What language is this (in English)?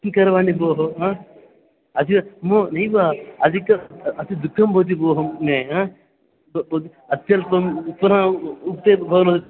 Sanskrit